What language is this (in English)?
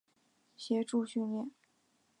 Chinese